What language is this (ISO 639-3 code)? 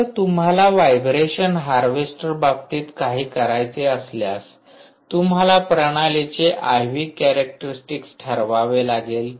mar